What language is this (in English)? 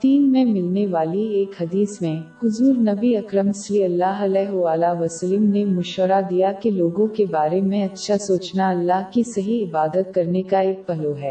Urdu